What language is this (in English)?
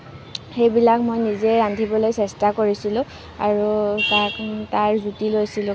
Assamese